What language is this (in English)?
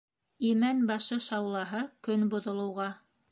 Bashkir